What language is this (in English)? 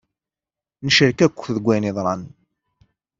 Kabyle